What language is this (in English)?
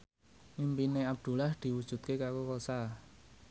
Javanese